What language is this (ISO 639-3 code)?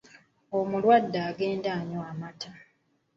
lug